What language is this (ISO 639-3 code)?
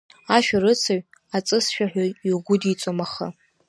abk